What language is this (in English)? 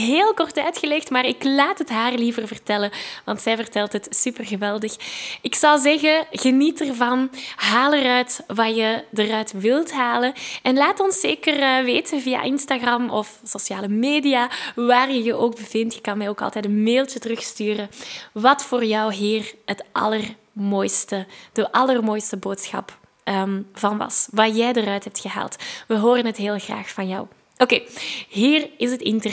Dutch